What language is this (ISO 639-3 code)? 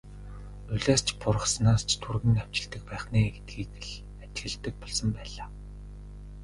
mon